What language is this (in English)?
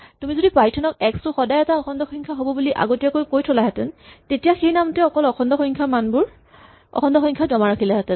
Assamese